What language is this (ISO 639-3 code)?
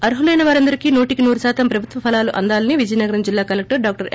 tel